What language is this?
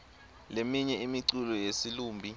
Swati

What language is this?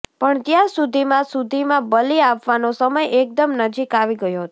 Gujarati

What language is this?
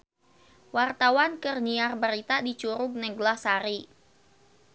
Sundanese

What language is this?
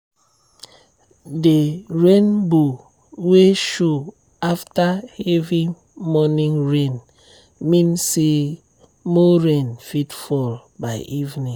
Nigerian Pidgin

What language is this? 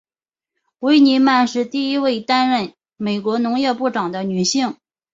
Chinese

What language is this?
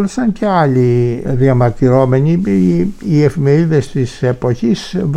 Greek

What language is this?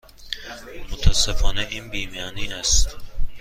Persian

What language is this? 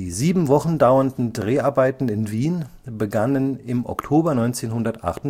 German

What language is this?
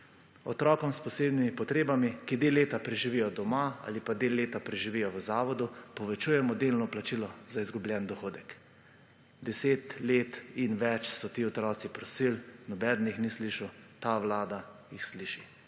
Slovenian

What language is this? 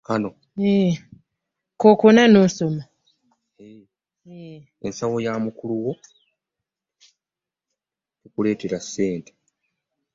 Ganda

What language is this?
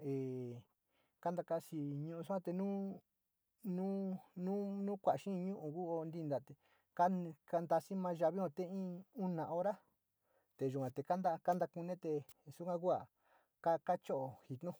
Sinicahua Mixtec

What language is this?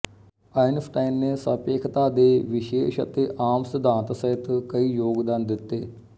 Punjabi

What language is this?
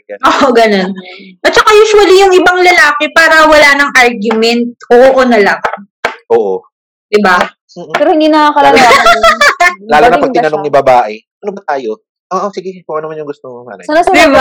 Filipino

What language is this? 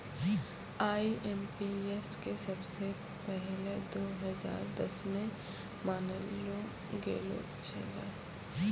Maithili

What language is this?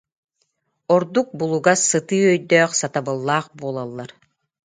Yakut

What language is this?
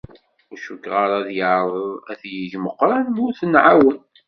Kabyle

